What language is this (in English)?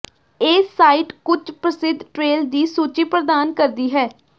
Punjabi